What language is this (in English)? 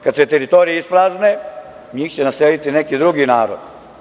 Serbian